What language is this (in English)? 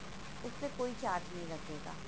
Punjabi